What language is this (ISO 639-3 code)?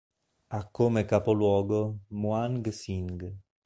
ita